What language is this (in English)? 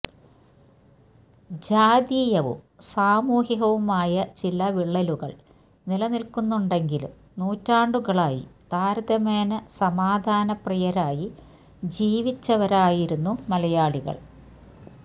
Malayalam